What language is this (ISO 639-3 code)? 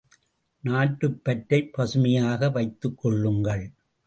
tam